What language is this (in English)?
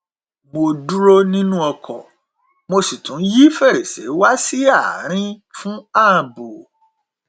Yoruba